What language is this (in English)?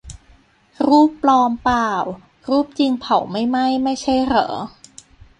Thai